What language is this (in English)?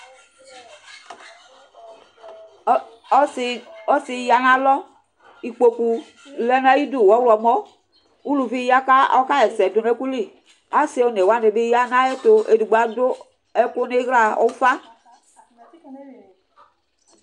Ikposo